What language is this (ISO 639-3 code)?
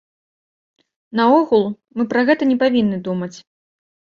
bel